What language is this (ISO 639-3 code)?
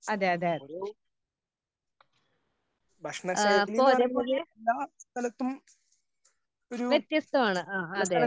mal